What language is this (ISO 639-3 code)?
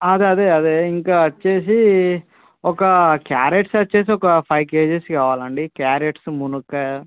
tel